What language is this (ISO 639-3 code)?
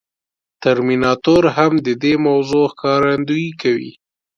pus